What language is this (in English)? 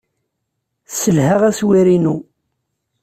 Kabyle